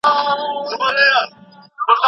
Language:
Pashto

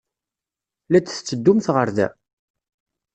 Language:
Kabyle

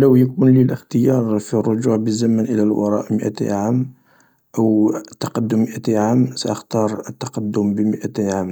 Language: Algerian Arabic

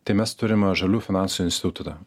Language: Lithuanian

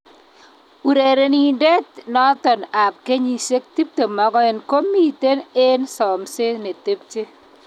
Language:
Kalenjin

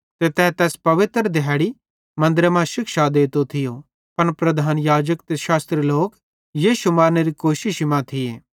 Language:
Bhadrawahi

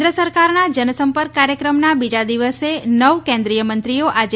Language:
Gujarati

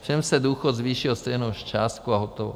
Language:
Czech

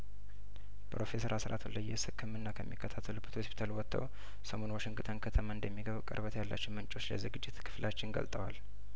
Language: Amharic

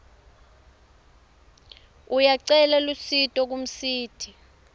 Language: Swati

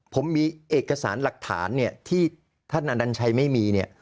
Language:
Thai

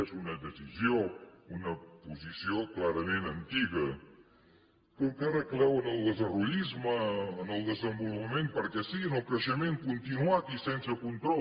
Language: Catalan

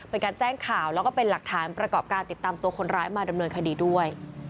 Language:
Thai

